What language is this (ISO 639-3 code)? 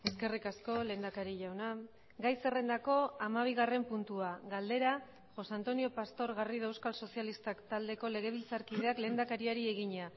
eus